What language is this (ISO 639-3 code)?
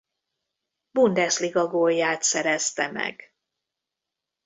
hun